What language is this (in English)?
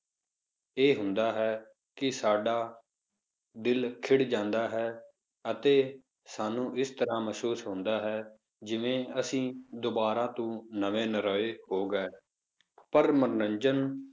Punjabi